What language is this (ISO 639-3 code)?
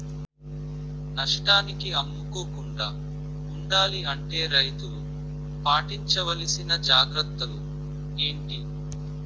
tel